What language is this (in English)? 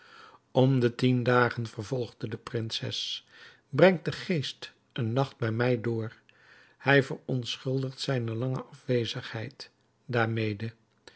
Dutch